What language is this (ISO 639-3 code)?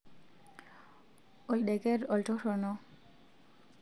mas